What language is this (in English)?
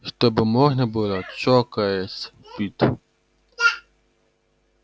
Russian